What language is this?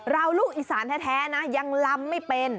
Thai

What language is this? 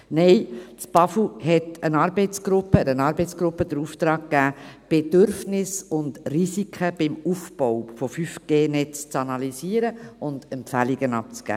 Swiss German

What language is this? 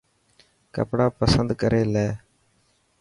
Dhatki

